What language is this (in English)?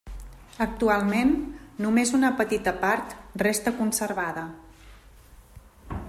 Catalan